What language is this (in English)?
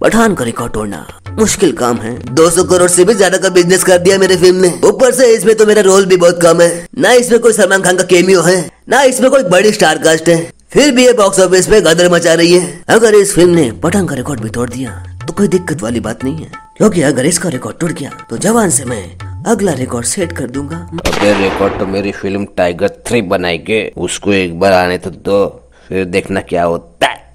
Hindi